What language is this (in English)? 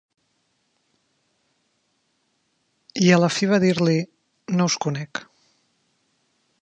Catalan